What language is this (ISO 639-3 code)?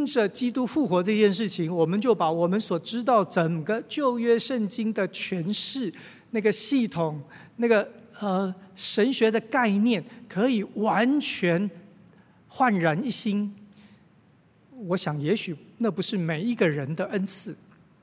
zho